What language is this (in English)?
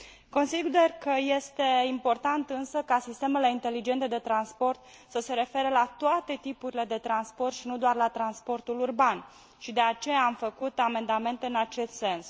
Romanian